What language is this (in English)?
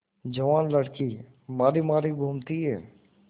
Hindi